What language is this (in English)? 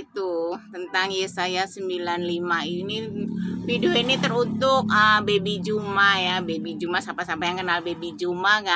Indonesian